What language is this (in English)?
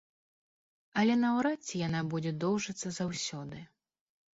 Belarusian